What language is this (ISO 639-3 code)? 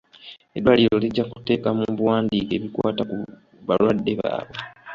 lug